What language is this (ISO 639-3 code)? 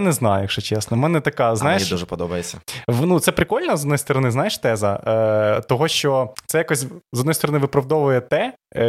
ukr